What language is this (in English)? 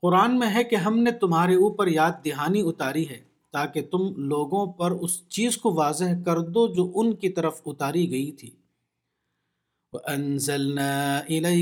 Urdu